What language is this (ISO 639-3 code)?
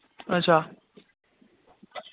doi